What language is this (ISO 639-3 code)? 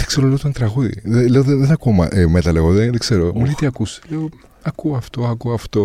ell